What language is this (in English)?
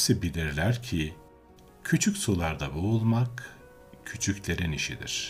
Turkish